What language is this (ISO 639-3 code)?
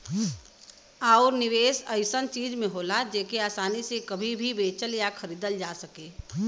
bho